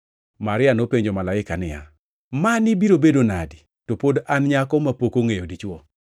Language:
Luo (Kenya and Tanzania)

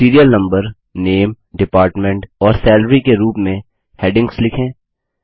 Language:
Hindi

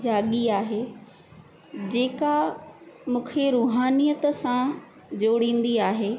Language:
Sindhi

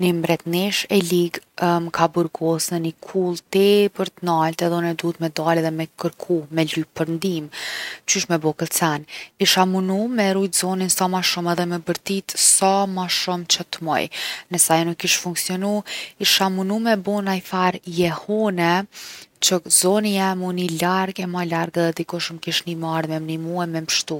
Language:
Gheg Albanian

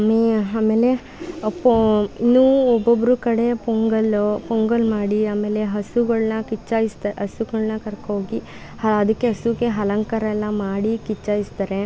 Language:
Kannada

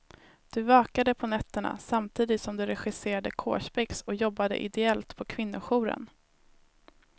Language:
Swedish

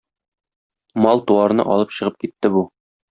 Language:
Tatar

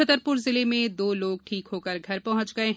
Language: Hindi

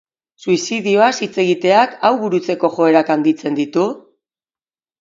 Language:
Basque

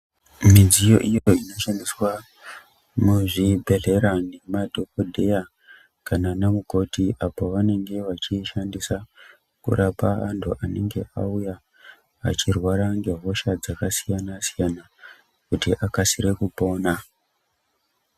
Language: Ndau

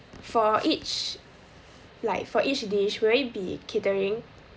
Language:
English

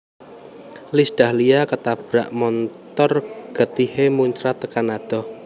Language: Javanese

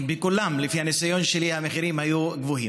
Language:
Hebrew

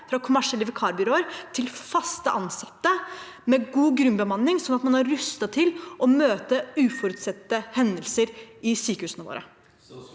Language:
Norwegian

